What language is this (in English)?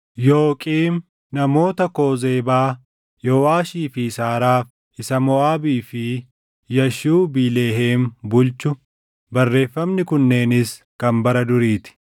Oromo